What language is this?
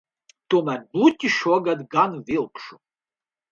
Latvian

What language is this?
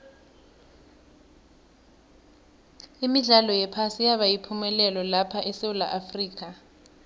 South Ndebele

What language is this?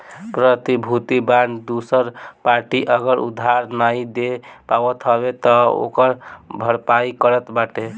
Bhojpuri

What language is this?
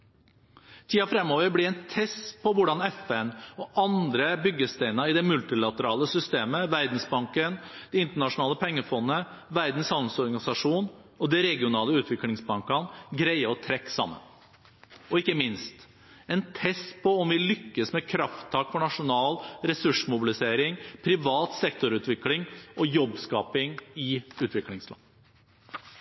Norwegian Bokmål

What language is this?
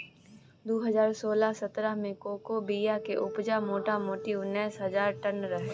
Maithili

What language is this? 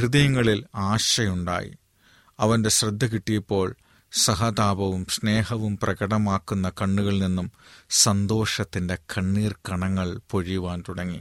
Malayalam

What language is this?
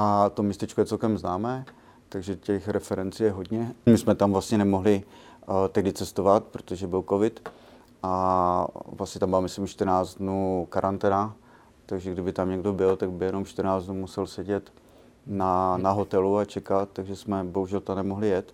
Czech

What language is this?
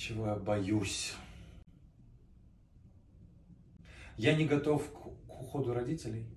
Russian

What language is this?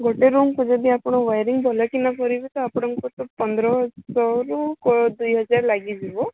Odia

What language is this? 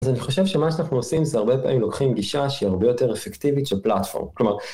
Hebrew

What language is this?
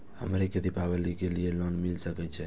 Maithili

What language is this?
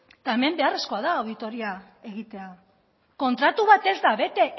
Basque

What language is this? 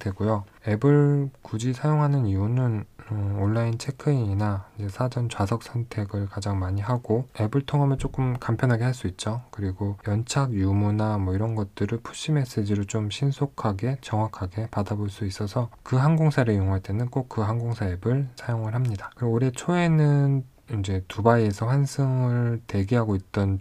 Korean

